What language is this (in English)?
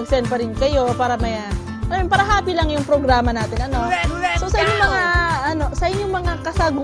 Filipino